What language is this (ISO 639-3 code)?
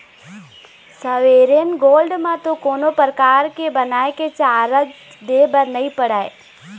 hne